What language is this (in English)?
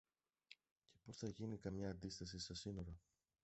Greek